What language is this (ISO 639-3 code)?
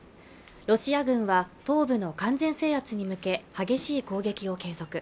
jpn